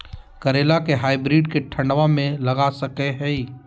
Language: Magahi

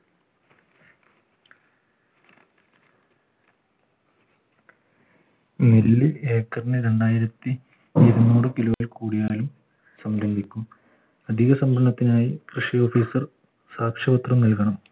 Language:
Malayalam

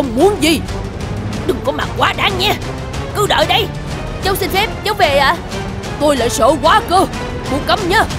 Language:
Vietnamese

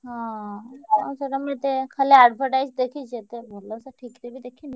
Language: Odia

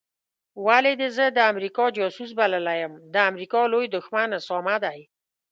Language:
Pashto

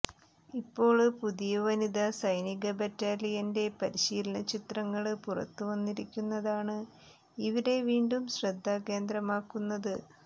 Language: Malayalam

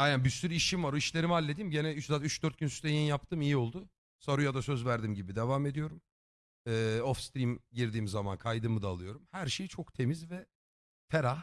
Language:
Turkish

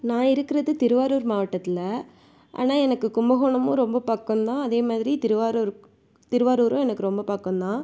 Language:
Tamil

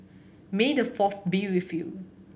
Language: English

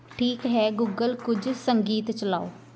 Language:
Punjabi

